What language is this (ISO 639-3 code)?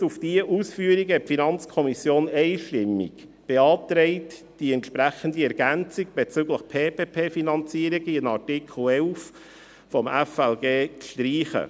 gsw